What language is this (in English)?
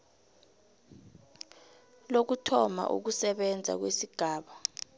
South Ndebele